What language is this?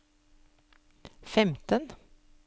Norwegian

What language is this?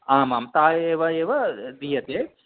Sanskrit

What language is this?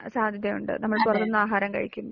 Malayalam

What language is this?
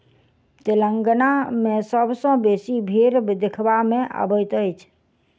Maithili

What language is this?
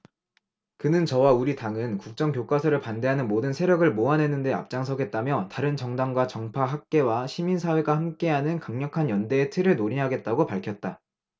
Korean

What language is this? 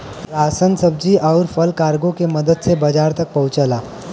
Bhojpuri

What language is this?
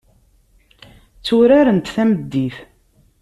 Kabyle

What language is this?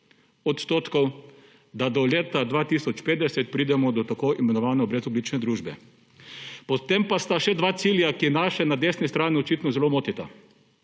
Slovenian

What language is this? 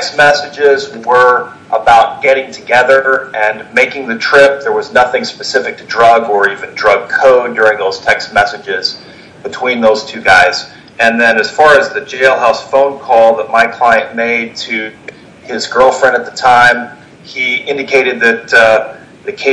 English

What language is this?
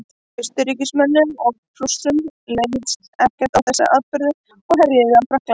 Icelandic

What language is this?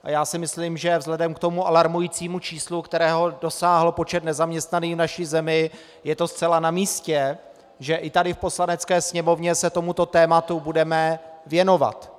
Czech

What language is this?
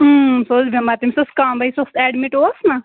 Kashmiri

